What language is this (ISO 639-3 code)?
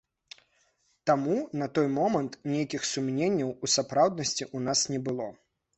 bel